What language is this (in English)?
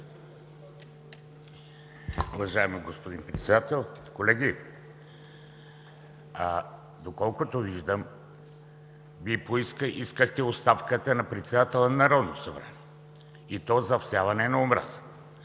Bulgarian